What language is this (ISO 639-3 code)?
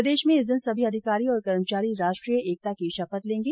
hin